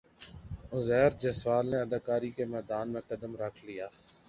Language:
Urdu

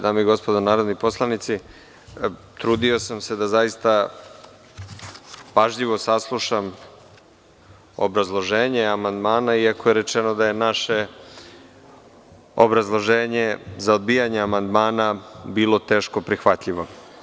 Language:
Serbian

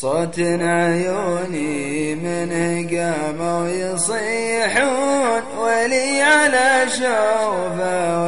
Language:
Arabic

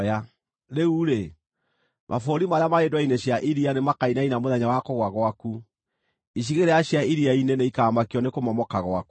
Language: Kikuyu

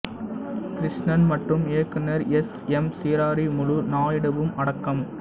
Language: Tamil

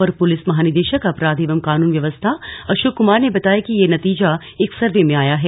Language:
Hindi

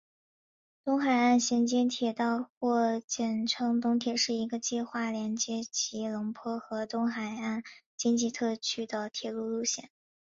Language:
Chinese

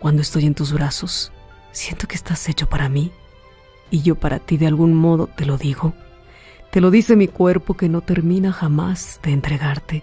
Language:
Spanish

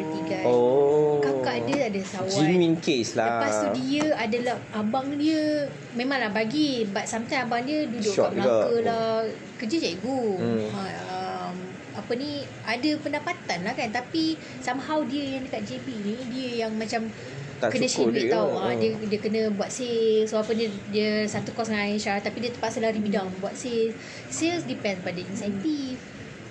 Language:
Malay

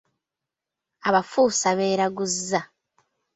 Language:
Ganda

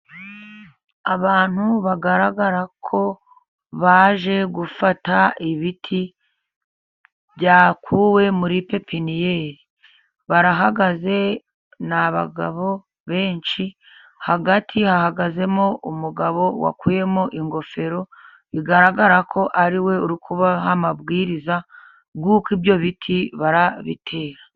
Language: Kinyarwanda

